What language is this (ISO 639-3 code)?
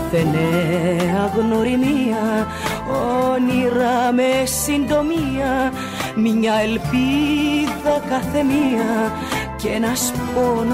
ell